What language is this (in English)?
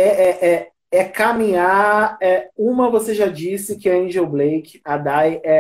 Portuguese